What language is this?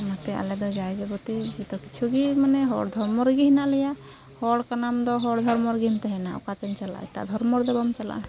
Santali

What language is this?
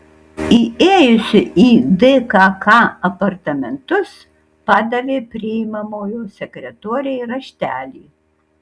Lithuanian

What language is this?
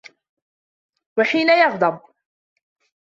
Arabic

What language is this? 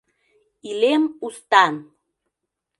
Mari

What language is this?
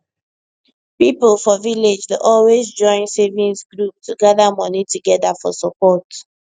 Nigerian Pidgin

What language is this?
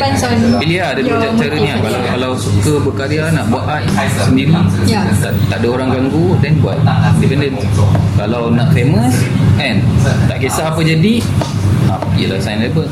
Malay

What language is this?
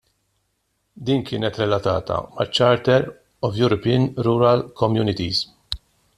Maltese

